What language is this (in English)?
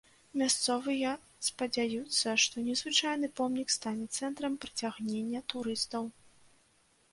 Belarusian